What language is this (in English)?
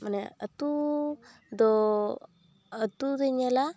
Santali